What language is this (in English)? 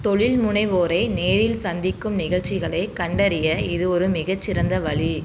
Tamil